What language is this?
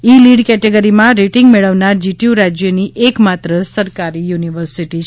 Gujarati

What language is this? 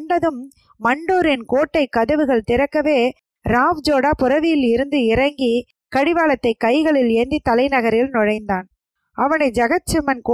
Tamil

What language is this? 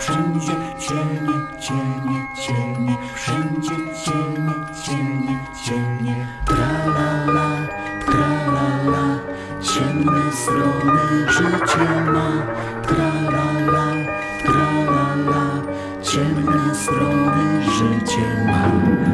Polish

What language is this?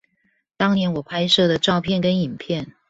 Chinese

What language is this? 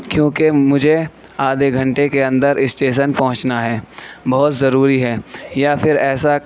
Urdu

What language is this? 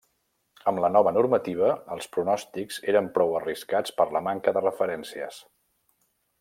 Catalan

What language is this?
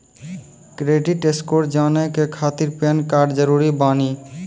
Maithili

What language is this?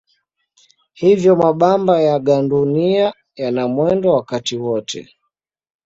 Swahili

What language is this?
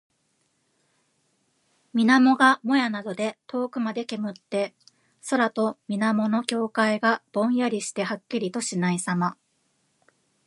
Japanese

